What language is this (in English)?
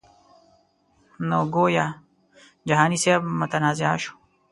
Pashto